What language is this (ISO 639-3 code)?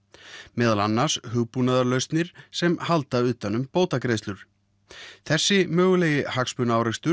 isl